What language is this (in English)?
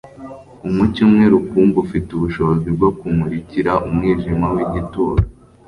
Kinyarwanda